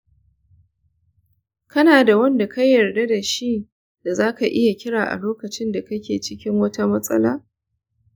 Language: Hausa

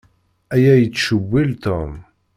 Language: Kabyle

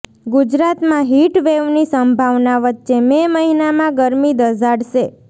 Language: Gujarati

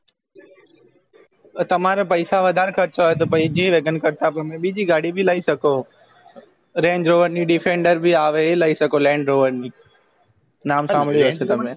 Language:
Gujarati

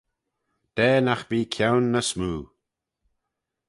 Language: Manx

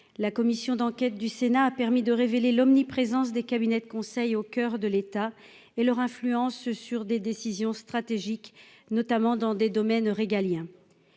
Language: French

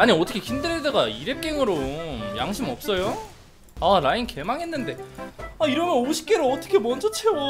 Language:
Korean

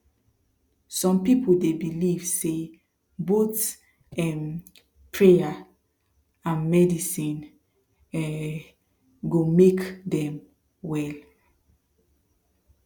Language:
Nigerian Pidgin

